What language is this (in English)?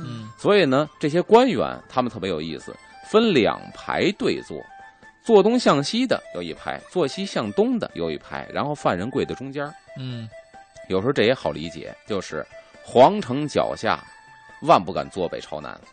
Chinese